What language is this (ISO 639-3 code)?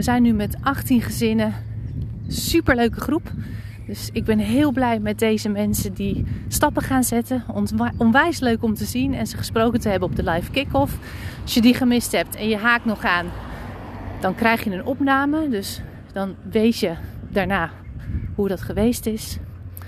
nld